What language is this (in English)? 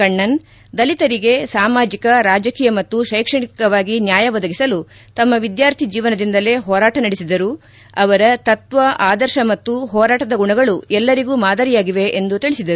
Kannada